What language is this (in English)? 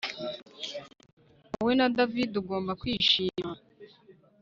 Kinyarwanda